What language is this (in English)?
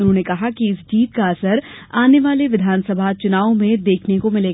Hindi